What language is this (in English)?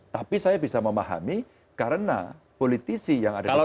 Indonesian